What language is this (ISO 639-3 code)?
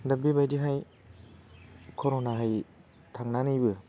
brx